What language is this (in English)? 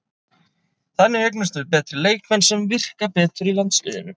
Icelandic